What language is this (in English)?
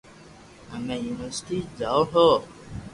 Loarki